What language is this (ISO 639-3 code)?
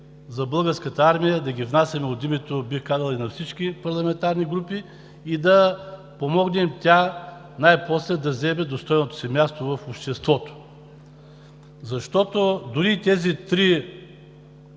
bul